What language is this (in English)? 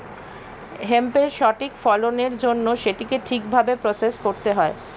Bangla